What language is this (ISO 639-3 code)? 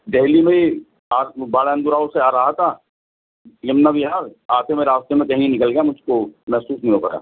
urd